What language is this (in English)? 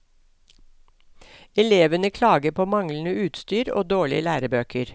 Norwegian